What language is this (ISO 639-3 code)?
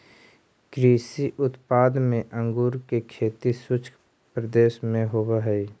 mag